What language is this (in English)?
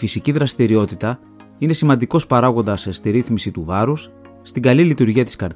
Greek